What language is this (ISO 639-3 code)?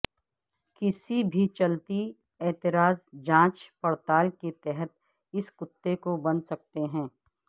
urd